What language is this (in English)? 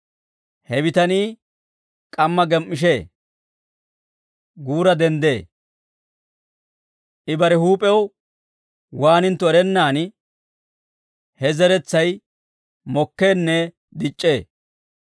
Dawro